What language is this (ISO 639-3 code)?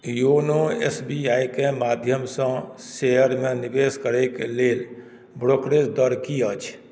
mai